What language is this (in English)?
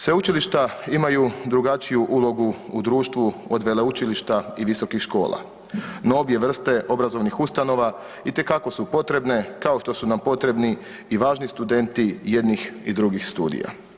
Croatian